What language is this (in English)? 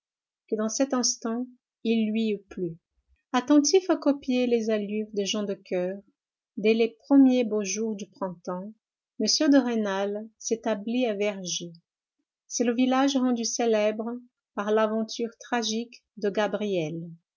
French